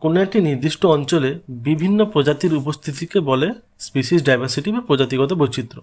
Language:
Hindi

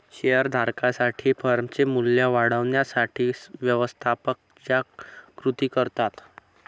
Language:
Marathi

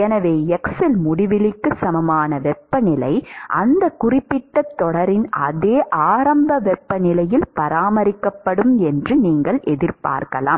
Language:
Tamil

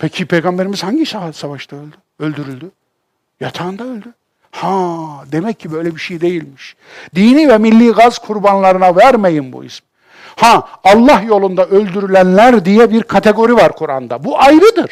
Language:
Turkish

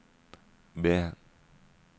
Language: Norwegian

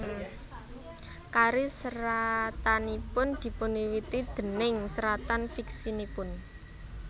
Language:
Javanese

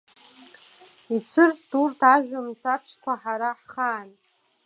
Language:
Abkhazian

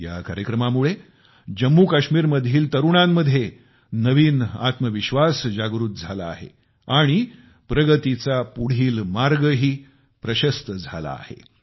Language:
Marathi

